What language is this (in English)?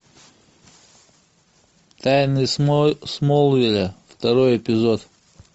Russian